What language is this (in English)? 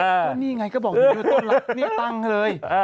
Thai